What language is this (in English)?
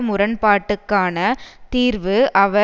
Tamil